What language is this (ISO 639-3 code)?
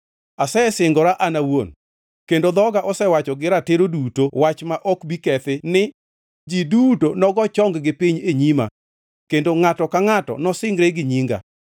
luo